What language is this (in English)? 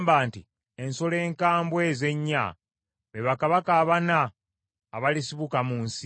Ganda